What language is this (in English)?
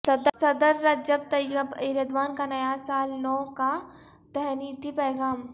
Urdu